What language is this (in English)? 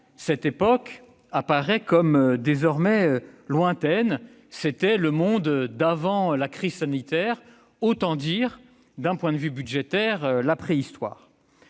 French